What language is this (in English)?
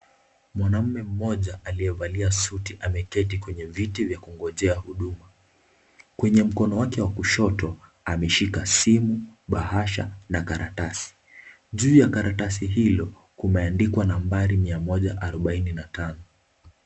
Swahili